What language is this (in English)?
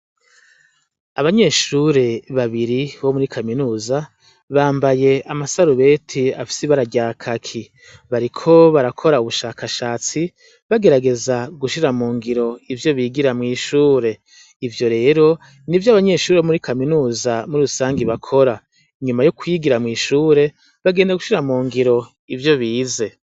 Rundi